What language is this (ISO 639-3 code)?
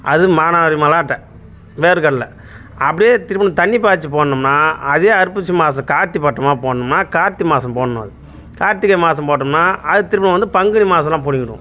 tam